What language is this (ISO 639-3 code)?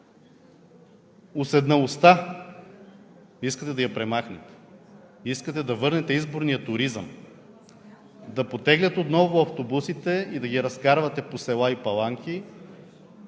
bul